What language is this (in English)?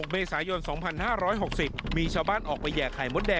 Thai